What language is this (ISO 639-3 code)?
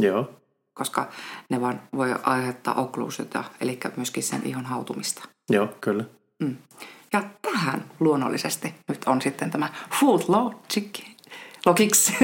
fin